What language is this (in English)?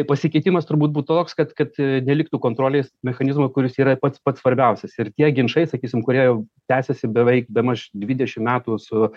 Lithuanian